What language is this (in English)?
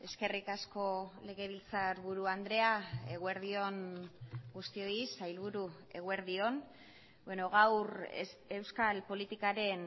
Basque